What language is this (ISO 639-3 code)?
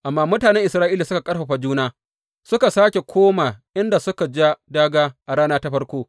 hau